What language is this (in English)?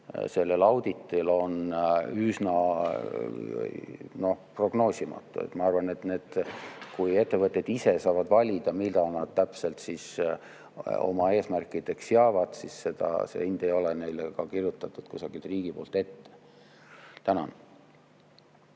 Estonian